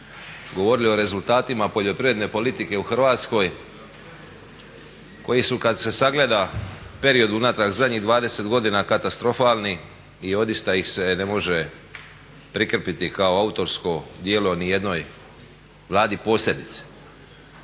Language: Croatian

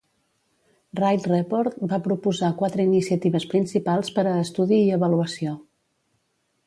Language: Catalan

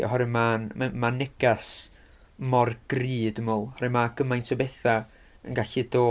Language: Welsh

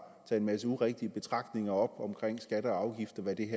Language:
Danish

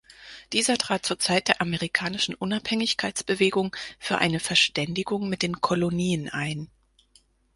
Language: German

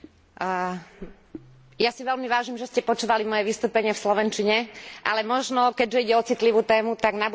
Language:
Slovak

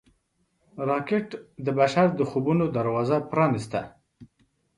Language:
Pashto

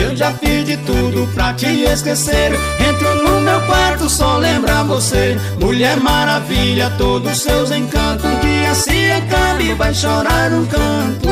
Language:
Portuguese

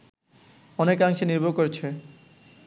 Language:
Bangla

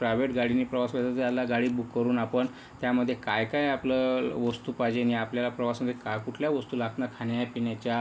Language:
Marathi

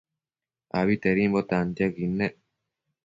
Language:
Matsés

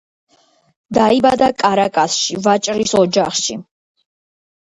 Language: Georgian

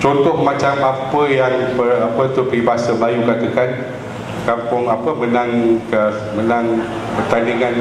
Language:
Malay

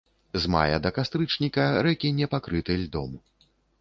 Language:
Belarusian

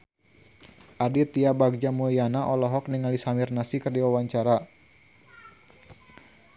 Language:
Sundanese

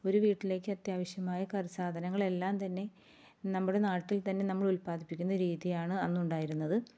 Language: Malayalam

